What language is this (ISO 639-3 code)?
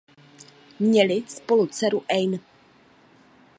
ces